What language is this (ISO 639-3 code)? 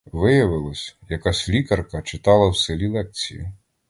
ukr